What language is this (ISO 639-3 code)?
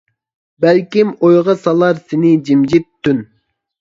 uig